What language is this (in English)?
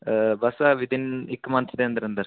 Punjabi